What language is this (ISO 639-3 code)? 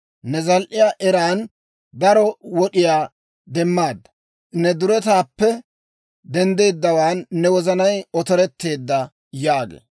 dwr